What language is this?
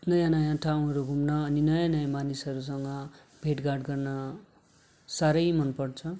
Nepali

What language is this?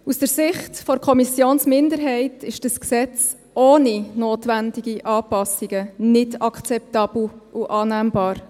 Swiss German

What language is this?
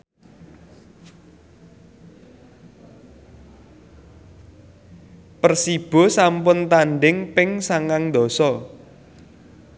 Javanese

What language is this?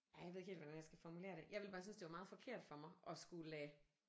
Danish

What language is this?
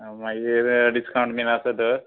Konkani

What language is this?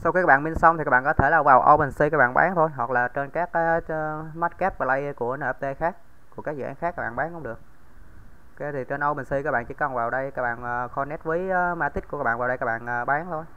Vietnamese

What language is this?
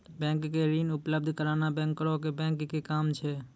Maithili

